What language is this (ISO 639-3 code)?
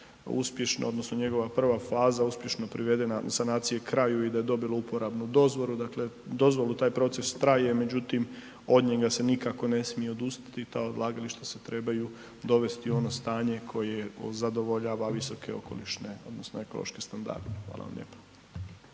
hrv